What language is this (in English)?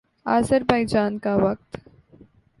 Urdu